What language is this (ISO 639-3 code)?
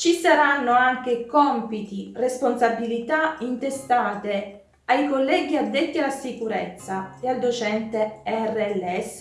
ita